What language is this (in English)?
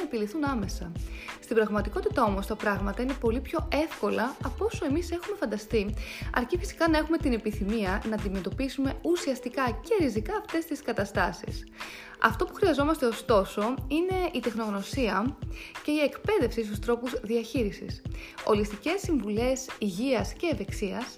Greek